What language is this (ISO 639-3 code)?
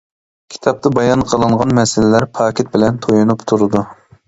uig